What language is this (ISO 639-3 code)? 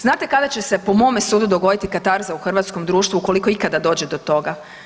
hrv